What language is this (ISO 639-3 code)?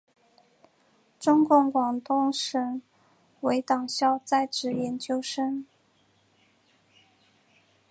zho